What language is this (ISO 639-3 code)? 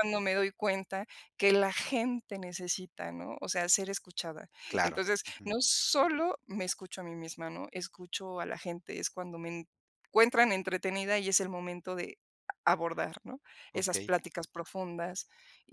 spa